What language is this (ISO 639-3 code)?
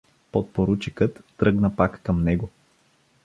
bul